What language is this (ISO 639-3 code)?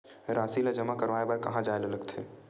hne